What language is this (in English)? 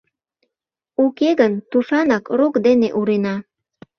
Mari